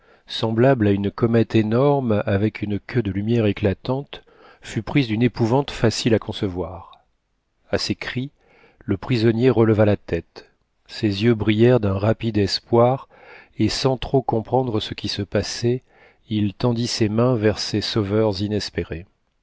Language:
French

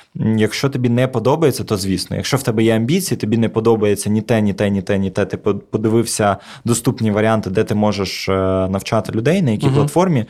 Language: Ukrainian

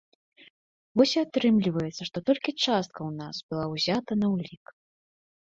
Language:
Belarusian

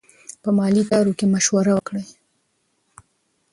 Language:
Pashto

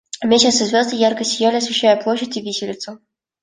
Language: Russian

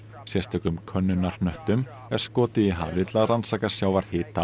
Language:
Icelandic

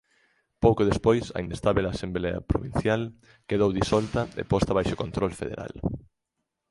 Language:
Galician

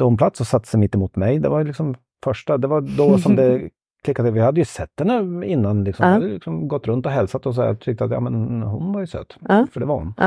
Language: Swedish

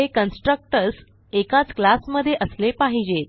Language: Marathi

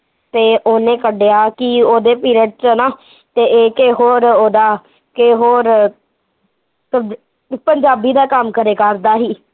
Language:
Punjabi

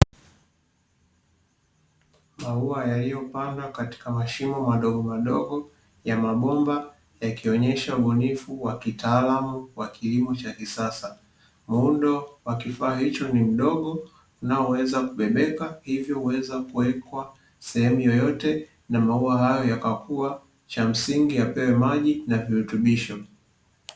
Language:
Swahili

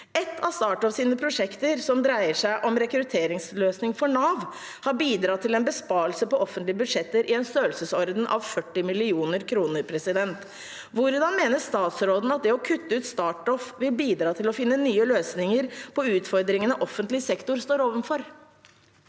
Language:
Norwegian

